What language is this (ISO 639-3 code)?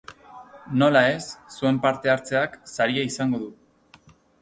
eus